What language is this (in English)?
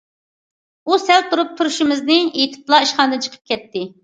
Uyghur